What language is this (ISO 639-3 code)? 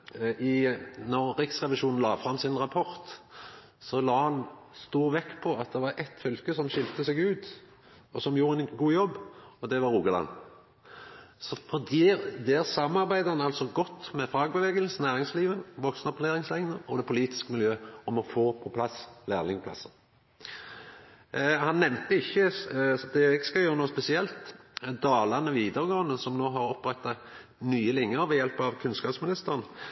nno